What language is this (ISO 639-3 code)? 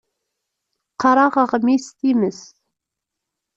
kab